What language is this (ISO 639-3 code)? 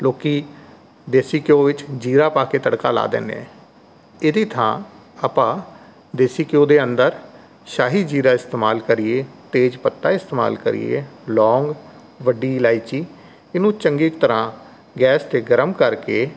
pan